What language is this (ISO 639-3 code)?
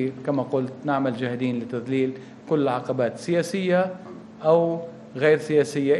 ara